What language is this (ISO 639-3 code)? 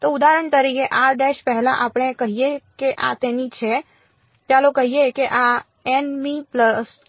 guj